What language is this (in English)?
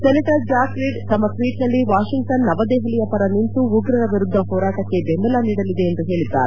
Kannada